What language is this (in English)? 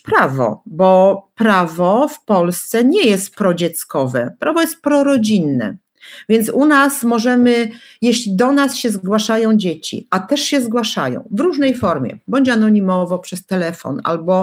Polish